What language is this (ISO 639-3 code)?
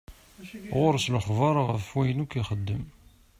kab